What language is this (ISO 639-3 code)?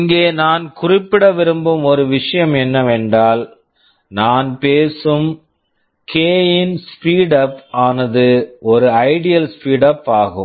tam